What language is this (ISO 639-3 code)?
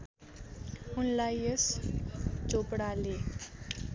nep